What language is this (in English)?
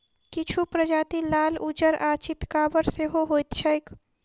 Maithili